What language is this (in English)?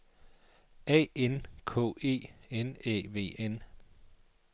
Danish